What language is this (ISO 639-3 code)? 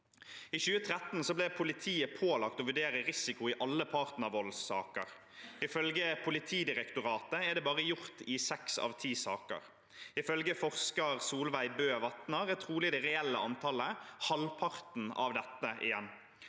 nor